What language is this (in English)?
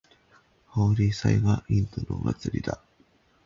Japanese